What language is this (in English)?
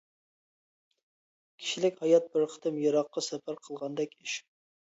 Uyghur